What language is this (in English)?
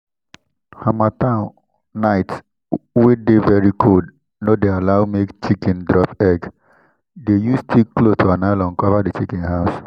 Nigerian Pidgin